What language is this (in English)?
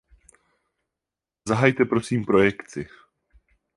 Czech